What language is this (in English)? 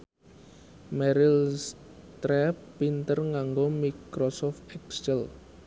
Javanese